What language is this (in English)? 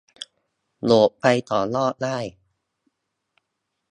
Thai